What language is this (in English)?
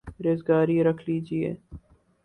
Urdu